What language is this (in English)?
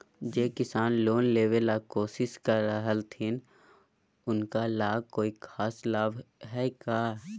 Magahi